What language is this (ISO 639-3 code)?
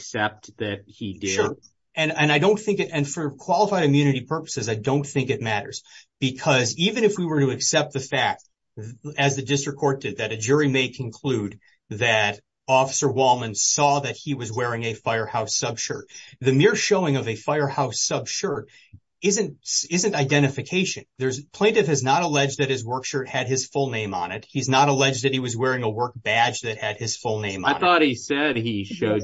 eng